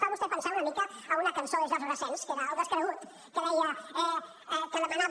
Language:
Catalan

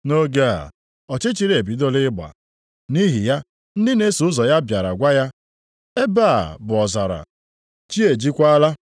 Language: Igbo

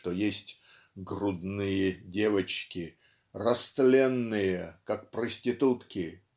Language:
Russian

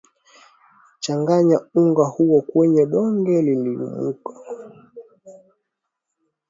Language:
Swahili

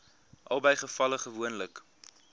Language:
Afrikaans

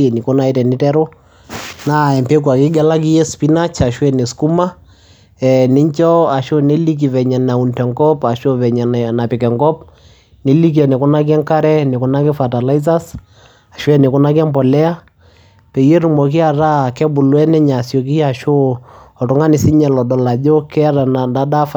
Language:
Masai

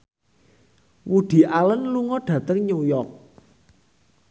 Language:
Javanese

